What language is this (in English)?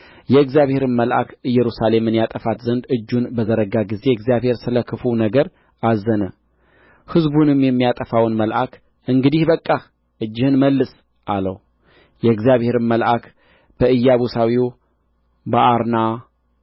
Amharic